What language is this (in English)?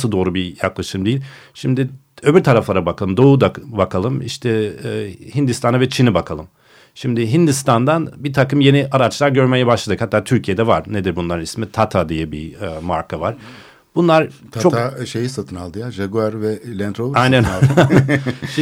Turkish